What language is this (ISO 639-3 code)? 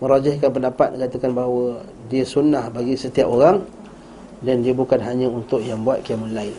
msa